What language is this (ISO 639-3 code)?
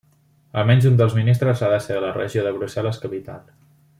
cat